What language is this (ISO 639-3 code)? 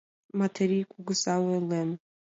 chm